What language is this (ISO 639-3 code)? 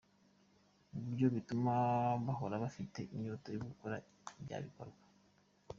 kin